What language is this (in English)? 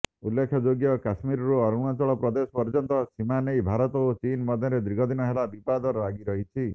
Odia